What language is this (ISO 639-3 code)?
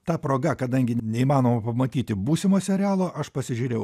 lit